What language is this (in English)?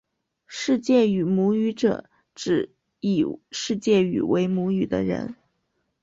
Chinese